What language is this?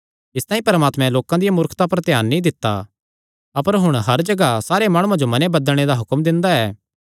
Kangri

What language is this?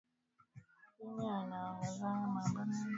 Swahili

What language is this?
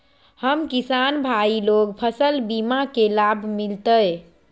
Magahi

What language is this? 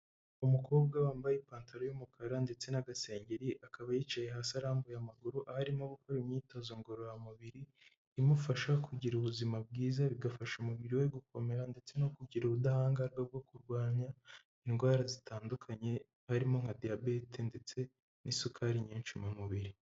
Kinyarwanda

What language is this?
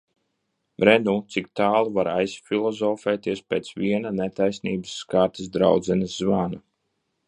Latvian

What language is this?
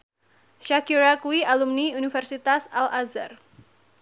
Javanese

